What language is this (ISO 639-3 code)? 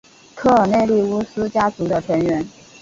zho